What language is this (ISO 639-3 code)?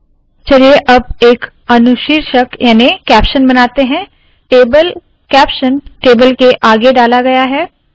hin